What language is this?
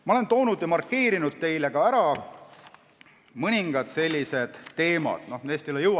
Estonian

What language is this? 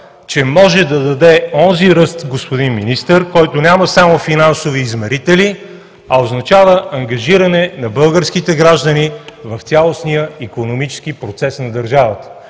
Bulgarian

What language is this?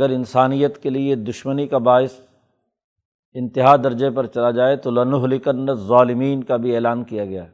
Urdu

